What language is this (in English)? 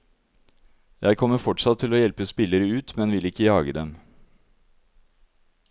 Norwegian